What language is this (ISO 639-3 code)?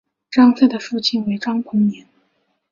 zho